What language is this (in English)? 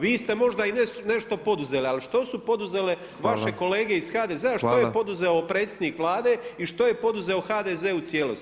Croatian